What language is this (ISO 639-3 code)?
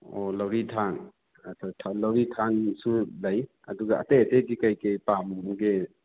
mni